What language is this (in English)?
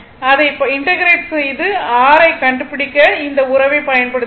Tamil